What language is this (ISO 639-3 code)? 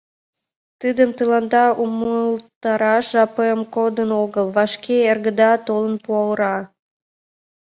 chm